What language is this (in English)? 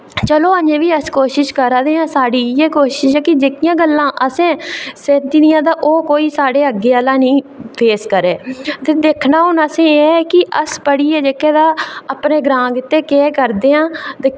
Dogri